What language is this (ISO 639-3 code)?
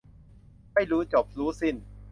tha